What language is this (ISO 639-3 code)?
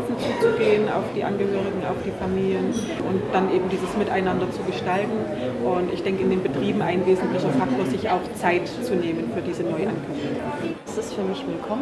deu